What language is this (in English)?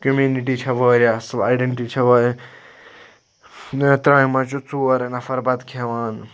Kashmiri